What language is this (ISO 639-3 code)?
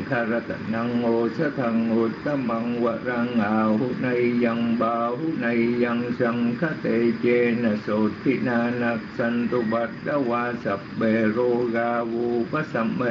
vie